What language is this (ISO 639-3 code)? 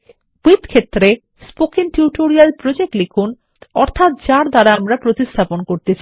ben